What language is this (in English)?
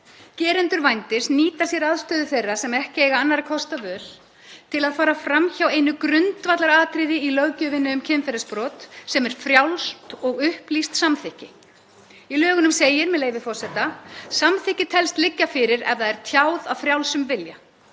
Icelandic